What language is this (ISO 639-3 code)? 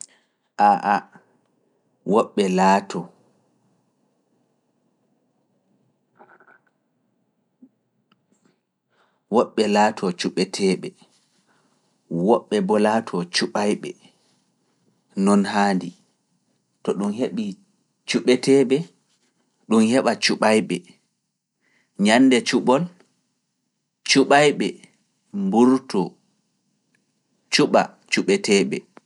ful